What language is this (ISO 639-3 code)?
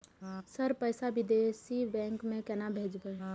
mai